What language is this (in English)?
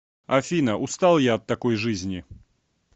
Russian